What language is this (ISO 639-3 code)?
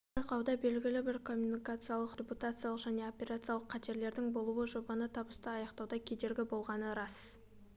kaz